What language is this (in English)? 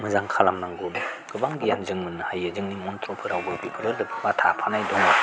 Bodo